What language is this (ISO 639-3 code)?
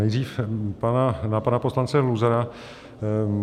ces